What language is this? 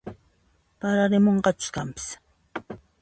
Puno Quechua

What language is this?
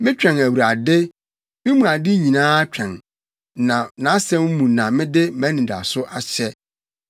Akan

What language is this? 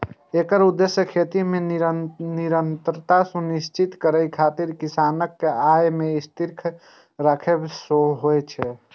Maithili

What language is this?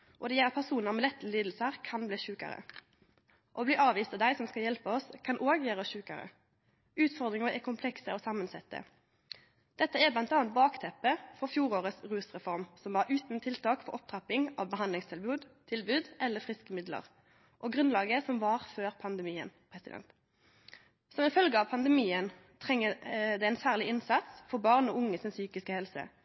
Norwegian Nynorsk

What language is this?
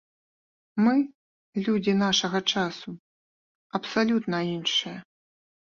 Belarusian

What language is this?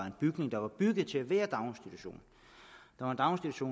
Danish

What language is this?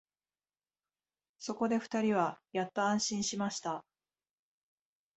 Japanese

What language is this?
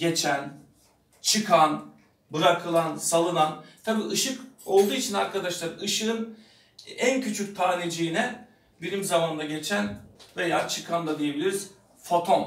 Turkish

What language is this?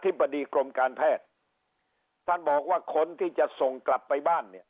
Thai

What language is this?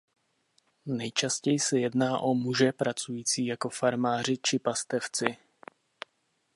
Czech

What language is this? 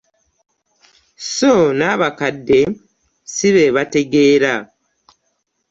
Ganda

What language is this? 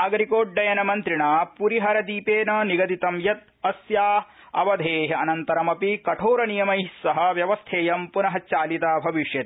Sanskrit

